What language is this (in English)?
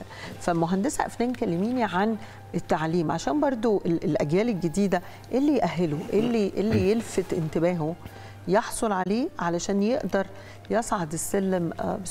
Arabic